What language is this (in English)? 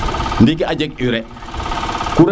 Serer